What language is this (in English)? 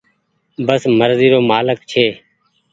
Goaria